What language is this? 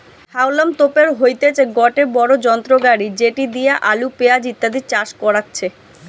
Bangla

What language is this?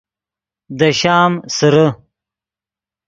Yidgha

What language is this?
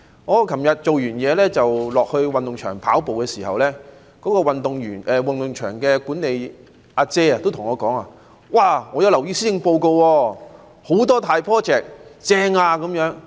Cantonese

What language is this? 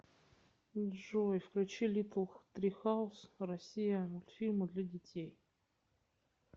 Russian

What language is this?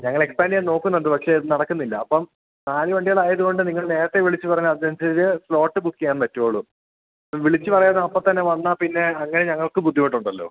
Malayalam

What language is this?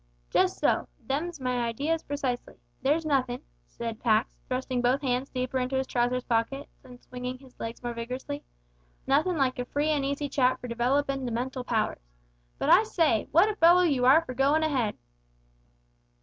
English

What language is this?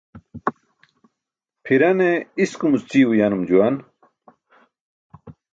Burushaski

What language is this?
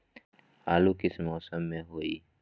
Magahi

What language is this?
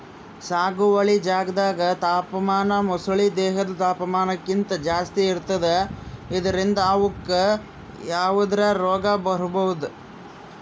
Kannada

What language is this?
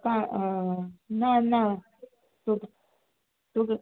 Konkani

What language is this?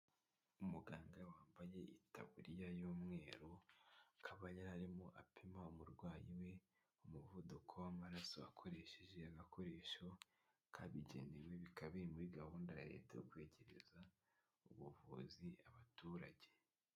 Kinyarwanda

